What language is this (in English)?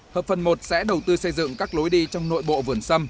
Vietnamese